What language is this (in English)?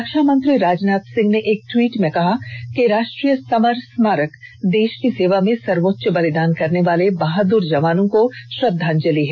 Hindi